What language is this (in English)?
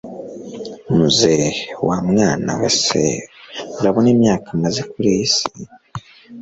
Kinyarwanda